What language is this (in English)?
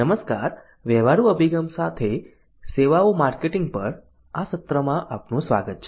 Gujarati